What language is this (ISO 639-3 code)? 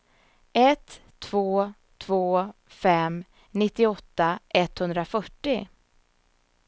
swe